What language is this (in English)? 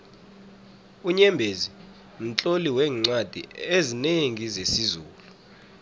South Ndebele